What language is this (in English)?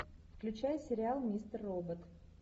Russian